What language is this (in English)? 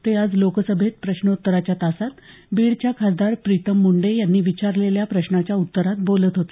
Marathi